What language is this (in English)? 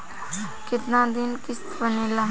Bhojpuri